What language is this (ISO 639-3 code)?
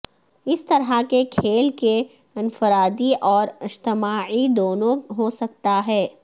urd